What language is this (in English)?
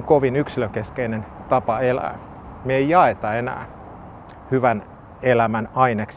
Finnish